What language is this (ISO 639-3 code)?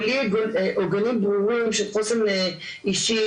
heb